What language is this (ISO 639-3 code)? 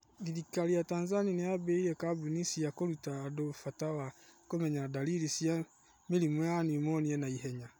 kik